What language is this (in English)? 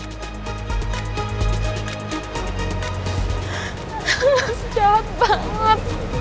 Indonesian